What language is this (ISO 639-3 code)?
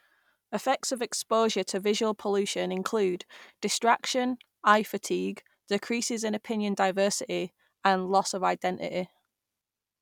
eng